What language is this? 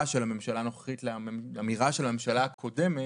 Hebrew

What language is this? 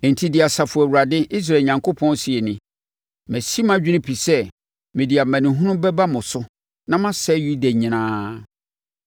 Akan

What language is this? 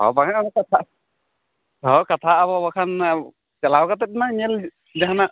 Santali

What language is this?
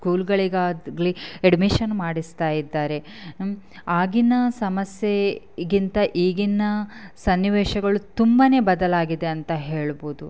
Kannada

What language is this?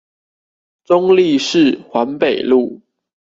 Chinese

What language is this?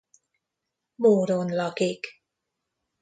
Hungarian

